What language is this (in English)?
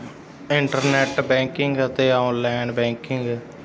Punjabi